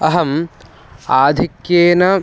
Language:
Sanskrit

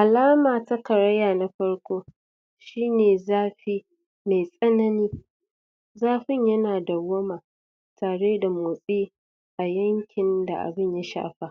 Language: Hausa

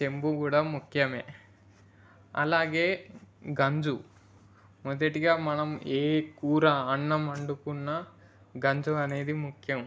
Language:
Telugu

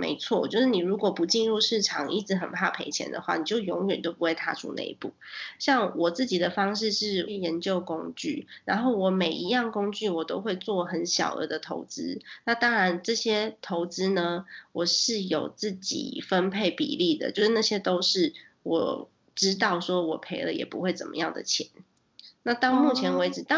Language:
Chinese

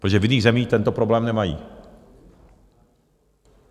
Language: Czech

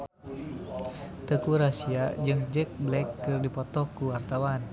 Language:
Sundanese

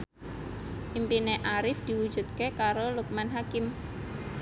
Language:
Javanese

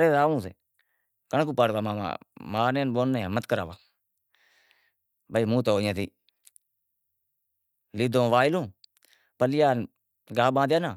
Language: Wadiyara Koli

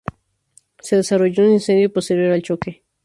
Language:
Spanish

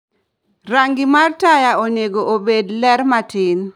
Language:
Luo (Kenya and Tanzania)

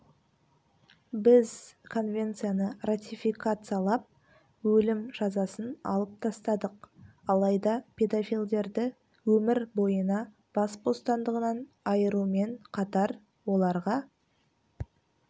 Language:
Kazakh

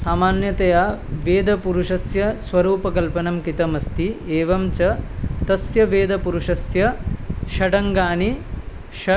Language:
Sanskrit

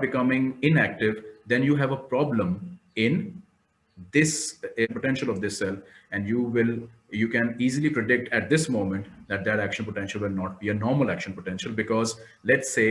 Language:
English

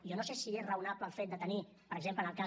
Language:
Catalan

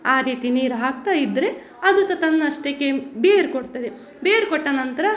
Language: Kannada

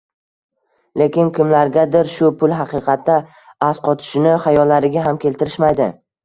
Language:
Uzbek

